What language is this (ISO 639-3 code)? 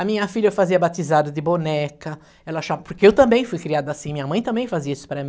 por